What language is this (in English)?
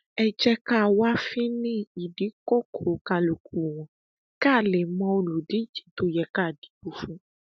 Yoruba